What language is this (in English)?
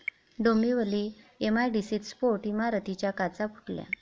Marathi